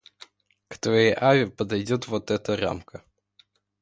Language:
Russian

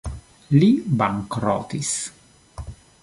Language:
Esperanto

